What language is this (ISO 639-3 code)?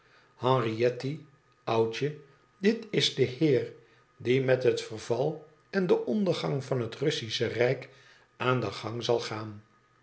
nld